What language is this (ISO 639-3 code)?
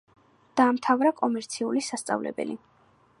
kat